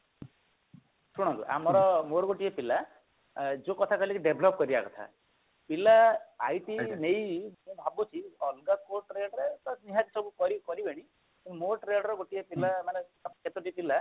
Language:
Odia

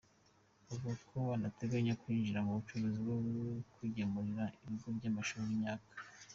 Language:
Kinyarwanda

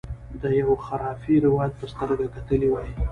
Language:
Pashto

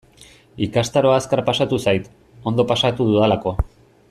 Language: Basque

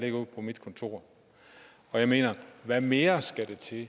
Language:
Danish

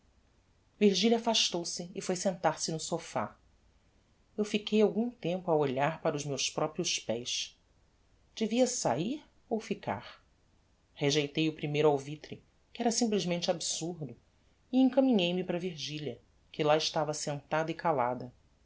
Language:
Portuguese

